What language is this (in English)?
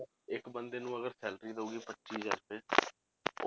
Punjabi